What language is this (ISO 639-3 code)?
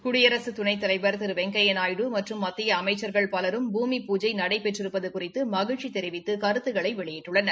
tam